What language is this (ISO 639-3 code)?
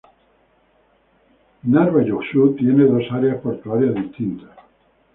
spa